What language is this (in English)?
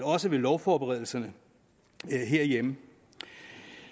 Danish